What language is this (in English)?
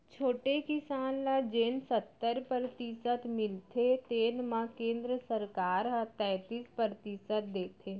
Chhattisgarhi